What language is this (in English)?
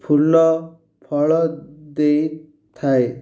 Odia